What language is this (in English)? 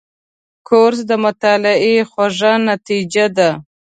Pashto